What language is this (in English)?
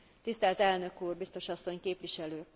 Hungarian